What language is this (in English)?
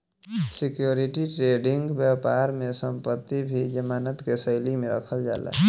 Bhojpuri